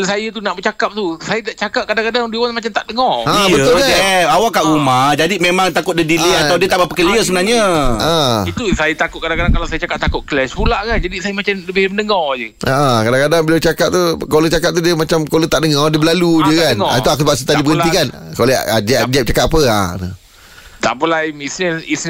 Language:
Malay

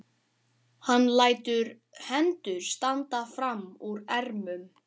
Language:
Icelandic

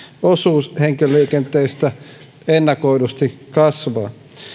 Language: Finnish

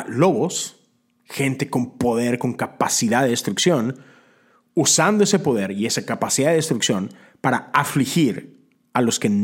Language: Spanish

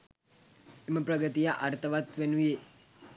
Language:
Sinhala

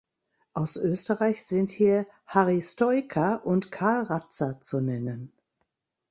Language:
German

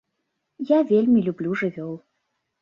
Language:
Belarusian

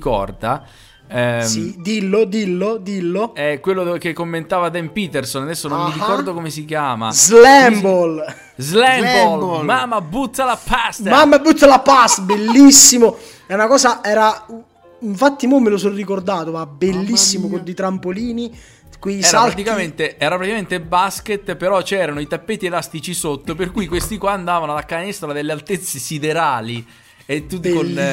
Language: Italian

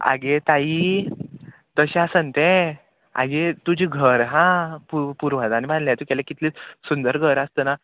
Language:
Konkani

